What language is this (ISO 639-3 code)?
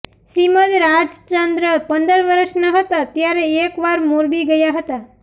guj